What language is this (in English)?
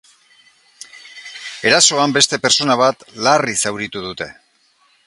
Basque